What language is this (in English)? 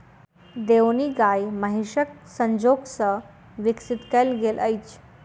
Maithili